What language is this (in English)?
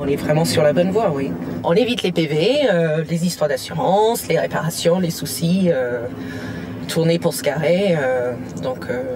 French